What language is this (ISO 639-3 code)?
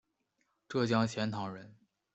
zho